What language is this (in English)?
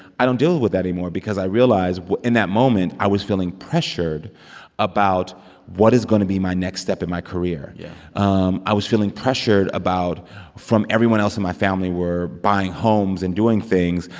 English